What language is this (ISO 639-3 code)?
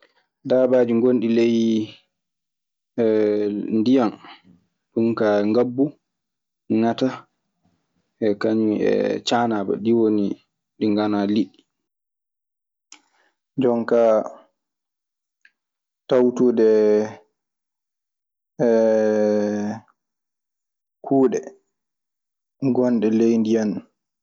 ffm